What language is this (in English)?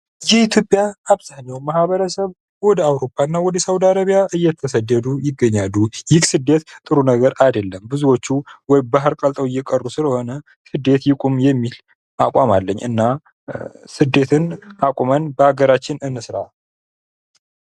Amharic